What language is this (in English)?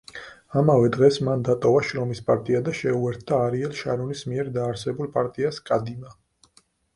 Georgian